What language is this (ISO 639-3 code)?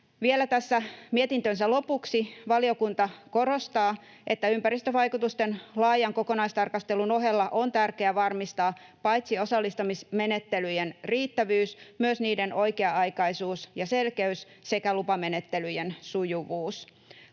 fin